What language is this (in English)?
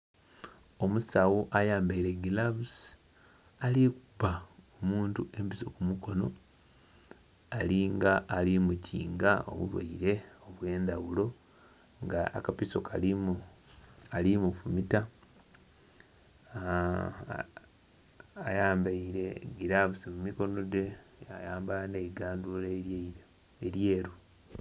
Soga